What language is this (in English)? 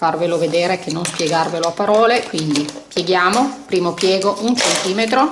Italian